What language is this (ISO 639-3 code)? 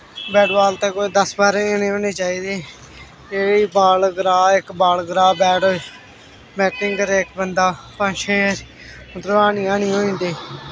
doi